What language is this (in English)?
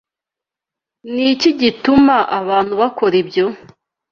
Kinyarwanda